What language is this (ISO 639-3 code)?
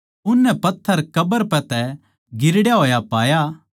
bgc